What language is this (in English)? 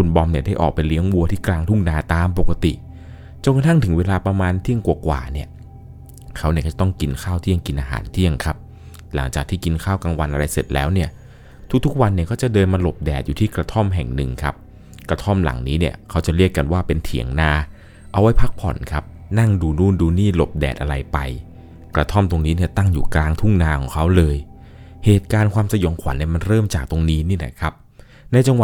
Thai